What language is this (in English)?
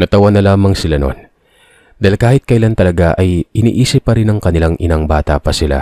Filipino